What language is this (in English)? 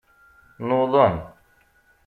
Kabyle